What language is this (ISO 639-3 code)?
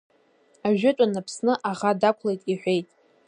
abk